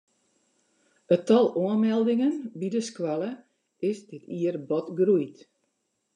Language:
Western Frisian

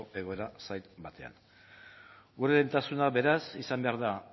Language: Basque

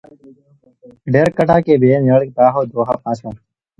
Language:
Gujari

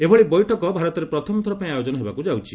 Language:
Odia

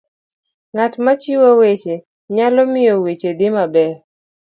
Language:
Luo (Kenya and Tanzania)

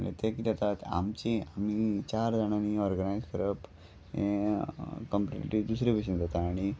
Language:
Konkani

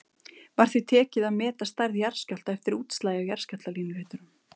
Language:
Icelandic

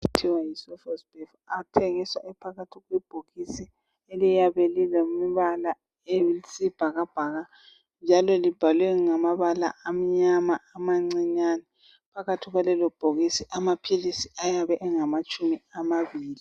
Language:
North Ndebele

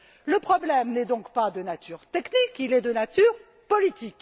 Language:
French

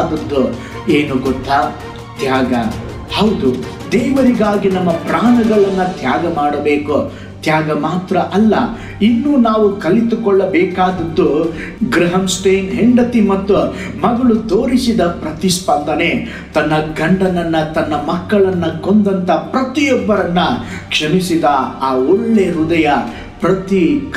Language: Romanian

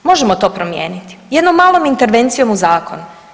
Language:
Croatian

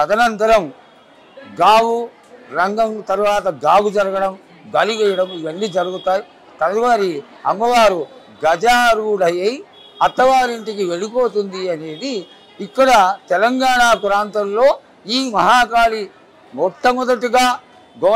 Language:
Telugu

